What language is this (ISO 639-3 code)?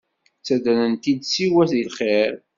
kab